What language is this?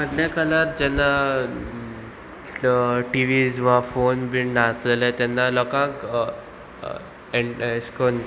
Konkani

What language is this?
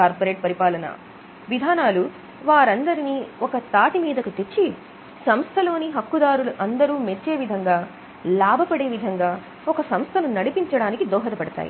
Telugu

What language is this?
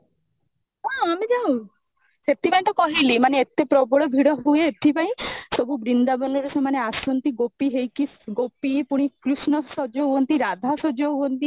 Odia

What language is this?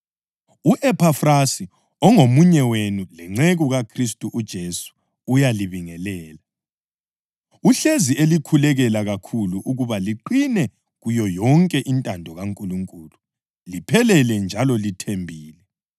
North Ndebele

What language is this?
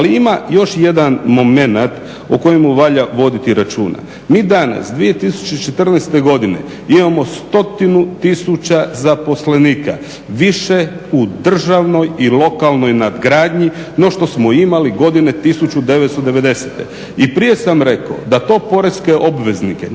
Croatian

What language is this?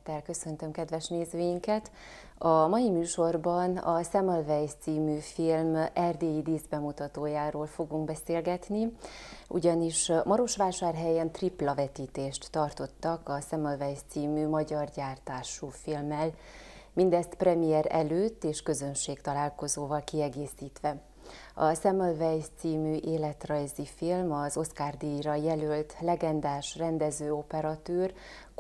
Hungarian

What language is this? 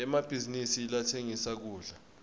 Swati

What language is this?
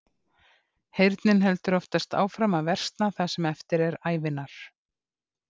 Icelandic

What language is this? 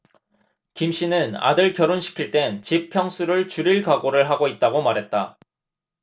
Korean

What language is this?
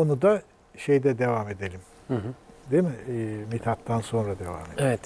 Turkish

